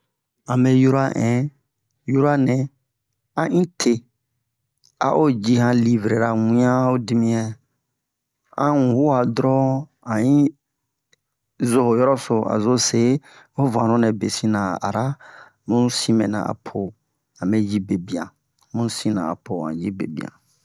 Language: Bomu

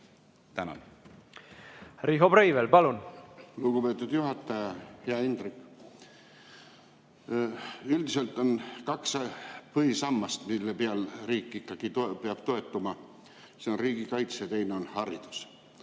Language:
Estonian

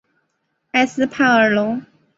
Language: Chinese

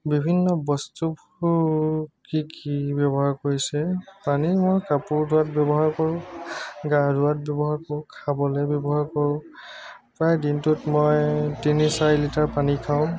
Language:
Assamese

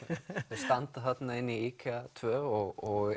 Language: Icelandic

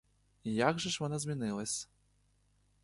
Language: Ukrainian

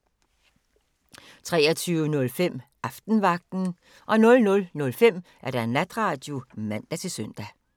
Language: Danish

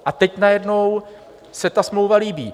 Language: Czech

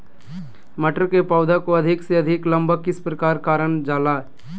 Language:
Magahi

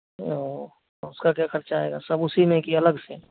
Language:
Hindi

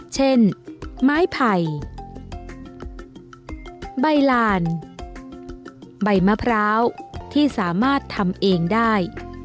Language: Thai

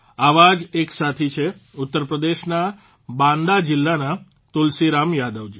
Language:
Gujarati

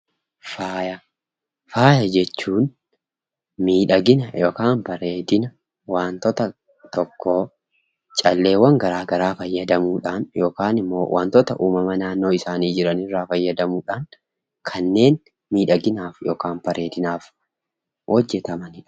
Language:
Oromo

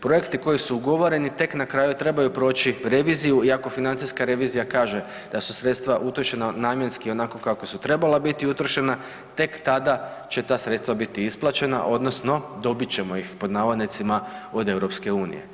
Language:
Croatian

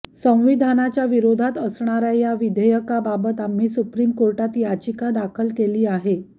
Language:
Marathi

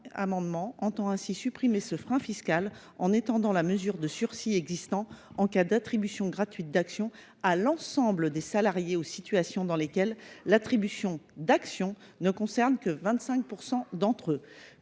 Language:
French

